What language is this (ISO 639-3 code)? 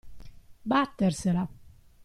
ita